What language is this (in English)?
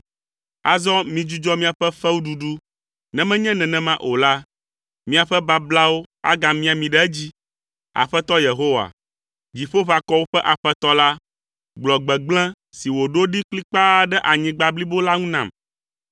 Ewe